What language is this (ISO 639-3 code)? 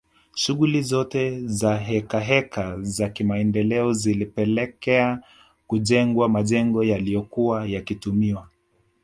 swa